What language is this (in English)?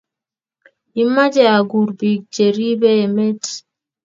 Kalenjin